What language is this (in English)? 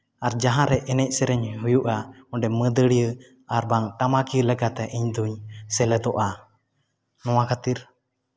Santali